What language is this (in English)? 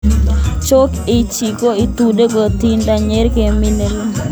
Kalenjin